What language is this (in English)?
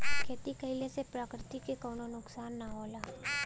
Bhojpuri